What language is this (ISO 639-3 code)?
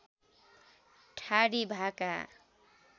nep